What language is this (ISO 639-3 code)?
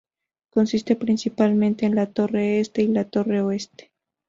spa